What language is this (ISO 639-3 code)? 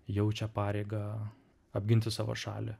lit